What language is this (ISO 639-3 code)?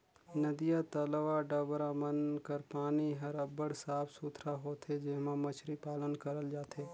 hne